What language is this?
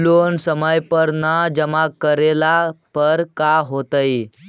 Magahi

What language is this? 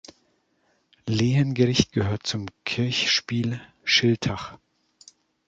German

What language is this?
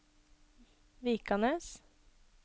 Norwegian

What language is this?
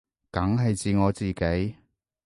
Cantonese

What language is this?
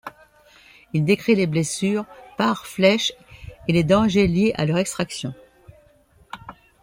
French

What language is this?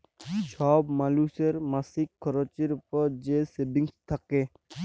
Bangla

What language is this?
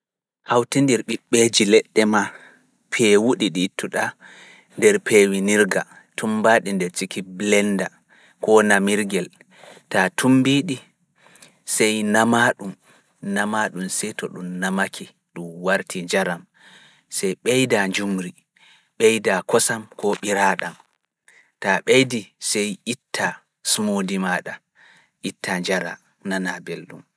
Fula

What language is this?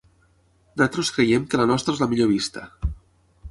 Catalan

